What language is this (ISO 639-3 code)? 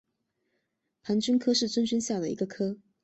zho